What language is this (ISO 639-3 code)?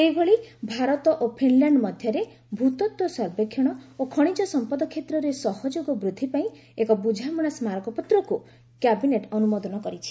ori